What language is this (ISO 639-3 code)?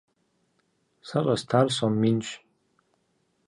kbd